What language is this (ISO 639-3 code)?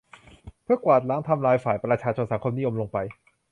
tha